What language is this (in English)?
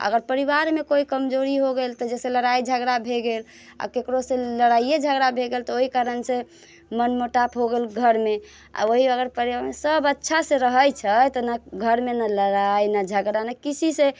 Maithili